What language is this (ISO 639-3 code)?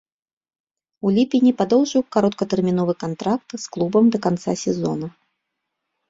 bel